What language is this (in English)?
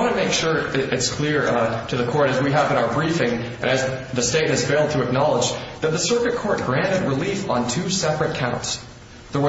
English